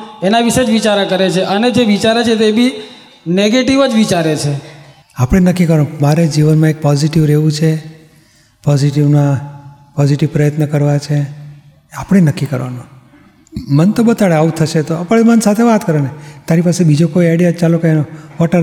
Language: Gujarati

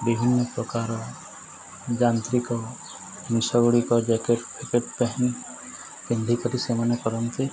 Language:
Odia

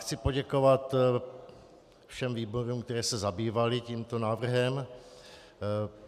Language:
Czech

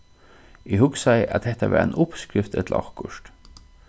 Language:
Faroese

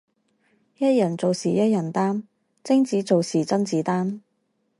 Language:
Chinese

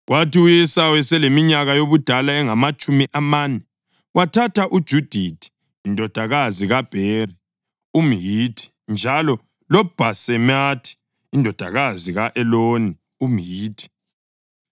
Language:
North Ndebele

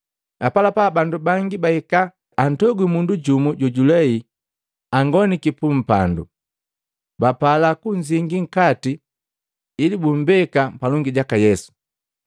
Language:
Matengo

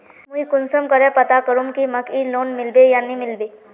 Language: Magahi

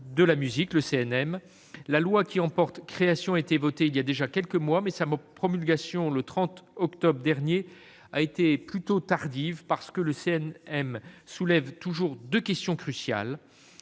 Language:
French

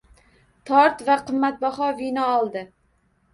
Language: Uzbek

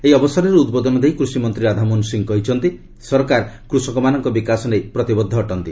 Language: Odia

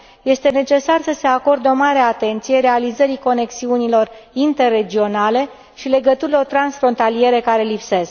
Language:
Romanian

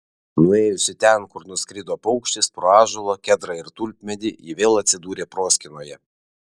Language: Lithuanian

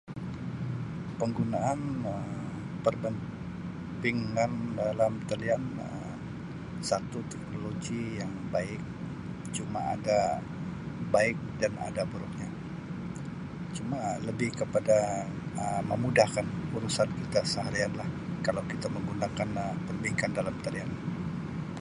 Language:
Sabah Malay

